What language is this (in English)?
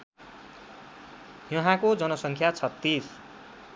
Nepali